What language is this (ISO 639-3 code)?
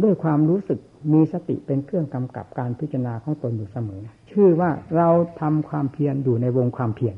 tha